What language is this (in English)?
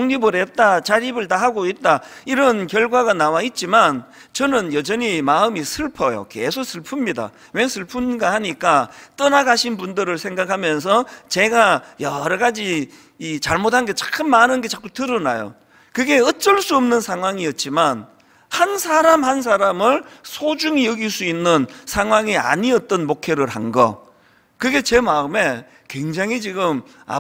Korean